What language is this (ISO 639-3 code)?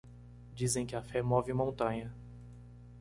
por